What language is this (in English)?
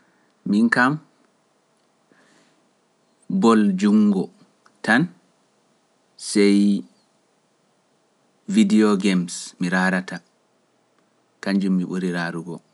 Pular